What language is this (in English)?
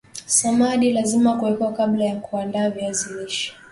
Swahili